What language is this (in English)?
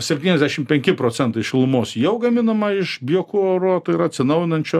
Lithuanian